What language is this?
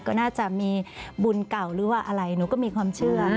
Thai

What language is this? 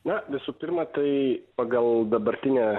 Lithuanian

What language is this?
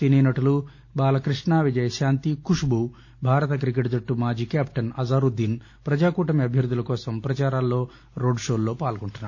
Telugu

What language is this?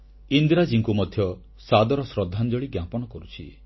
Odia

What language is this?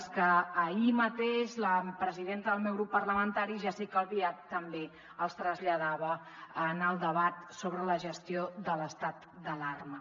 Catalan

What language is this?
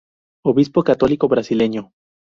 Spanish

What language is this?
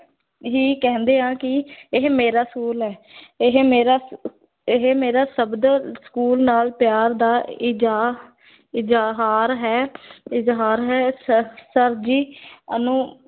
Punjabi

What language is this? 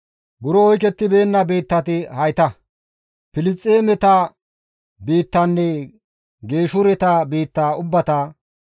Gamo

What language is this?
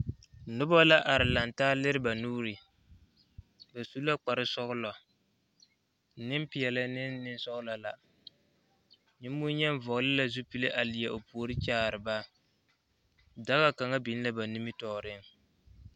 Southern Dagaare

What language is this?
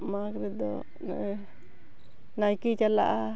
Santali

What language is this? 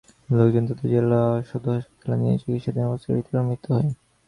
Bangla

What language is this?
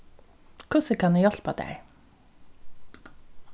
Faroese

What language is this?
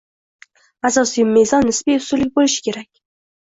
Uzbek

